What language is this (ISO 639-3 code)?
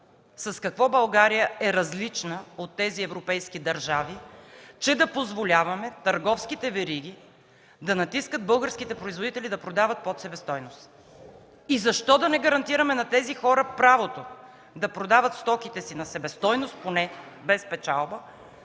bul